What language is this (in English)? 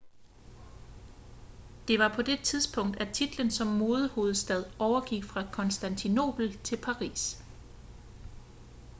Danish